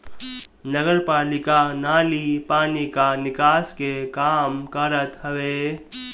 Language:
Bhojpuri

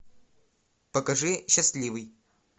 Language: Russian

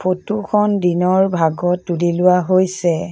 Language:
Assamese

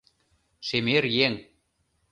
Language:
Mari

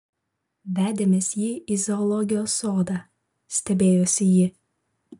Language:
Lithuanian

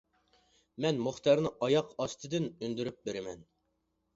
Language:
Uyghur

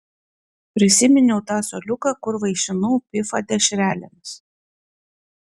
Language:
Lithuanian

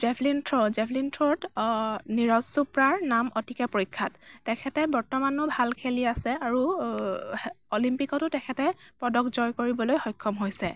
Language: Assamese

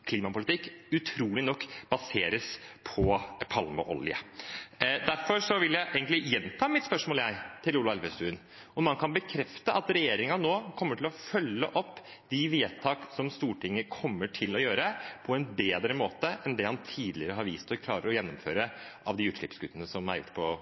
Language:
Norwegian Bokmål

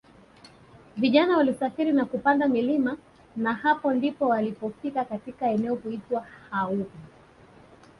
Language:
Swahili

